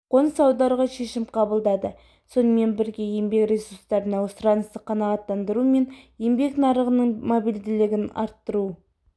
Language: Kazakh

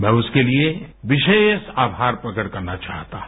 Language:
Hindi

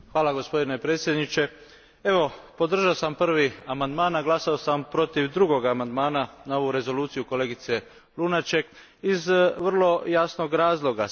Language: Croatian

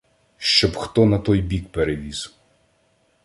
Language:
Ukrainian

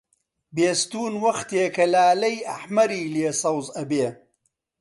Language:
Central Kurdish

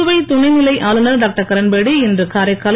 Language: Tamil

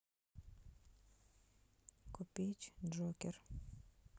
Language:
Russian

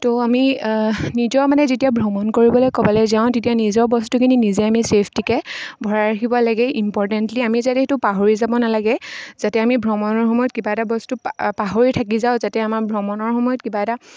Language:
Assamese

